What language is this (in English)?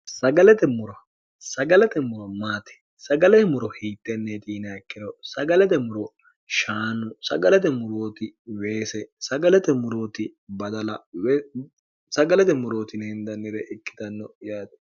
Sidamo